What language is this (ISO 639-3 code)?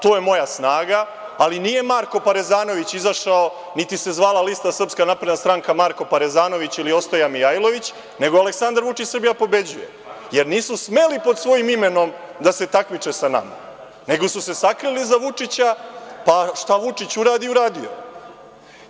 srp